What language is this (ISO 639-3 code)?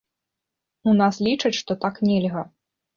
bel